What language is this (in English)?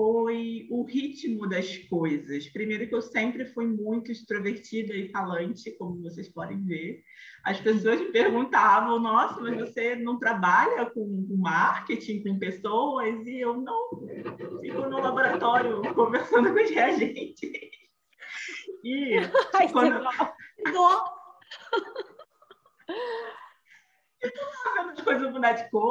Portuguese